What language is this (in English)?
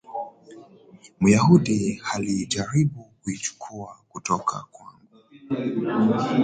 Swahili